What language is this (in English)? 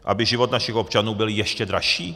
Czech